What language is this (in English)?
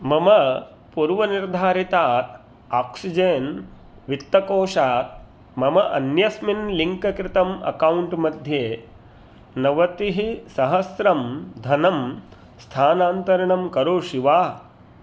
Sanskrit